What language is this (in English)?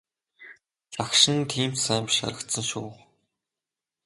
Mongolian